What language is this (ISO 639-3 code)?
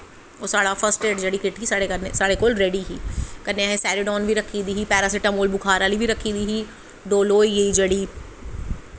doi